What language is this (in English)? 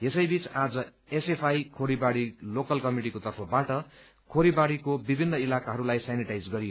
Nepali